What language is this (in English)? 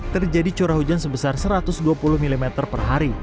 Indonesian